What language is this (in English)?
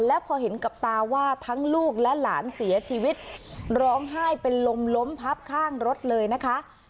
Thai